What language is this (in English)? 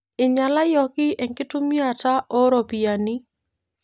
Masai